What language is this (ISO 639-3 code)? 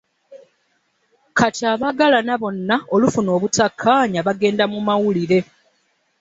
lug